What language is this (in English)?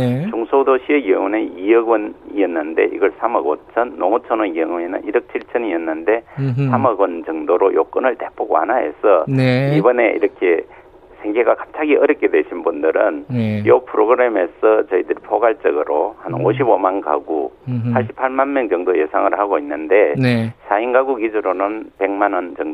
Korean